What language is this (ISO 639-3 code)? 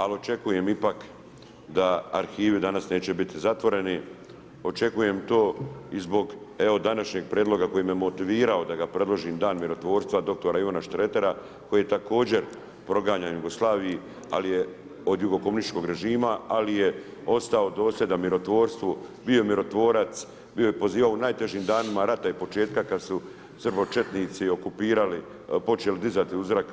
hrv